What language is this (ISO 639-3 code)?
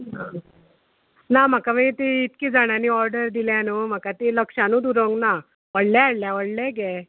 kok